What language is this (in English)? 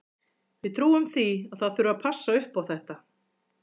Icelandic